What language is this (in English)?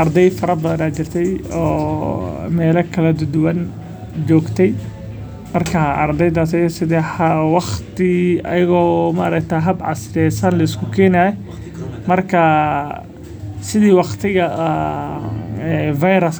Somali